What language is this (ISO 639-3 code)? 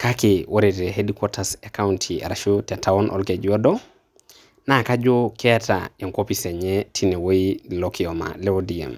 mas